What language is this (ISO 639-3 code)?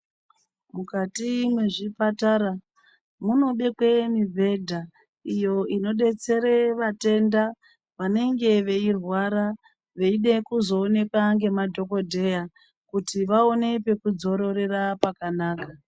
ndc